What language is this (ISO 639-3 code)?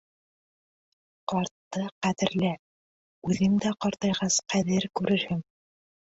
bak